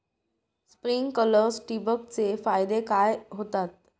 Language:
Marathi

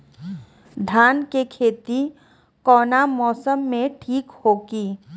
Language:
Bhojpuri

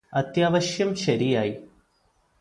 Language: Malayalam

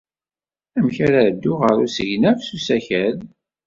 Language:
Kabyle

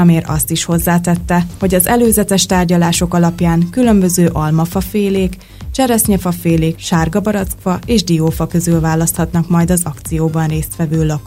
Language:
Hungarian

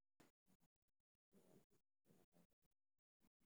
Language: Somali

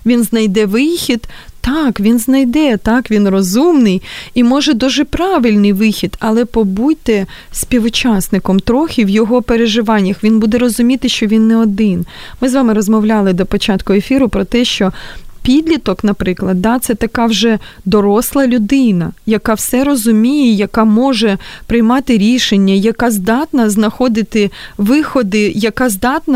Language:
Ukrainian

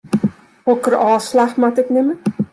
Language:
Western Frisian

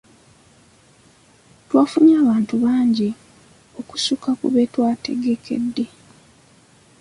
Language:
Ganda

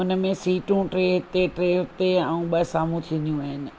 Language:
Sindhi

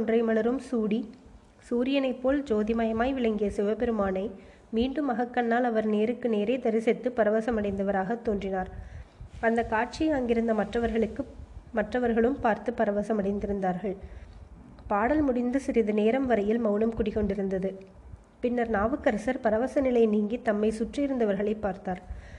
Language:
Tamil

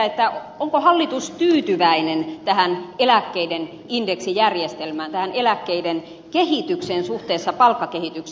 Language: Finnish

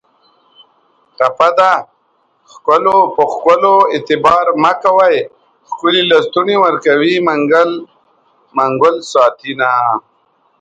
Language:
Pashto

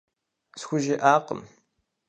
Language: Kabardian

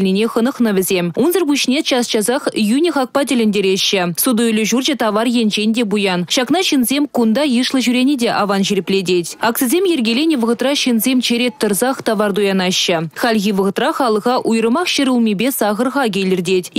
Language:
Russian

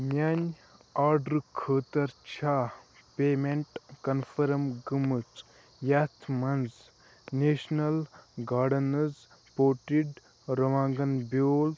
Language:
Kashmiri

